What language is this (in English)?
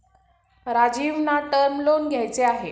Marathi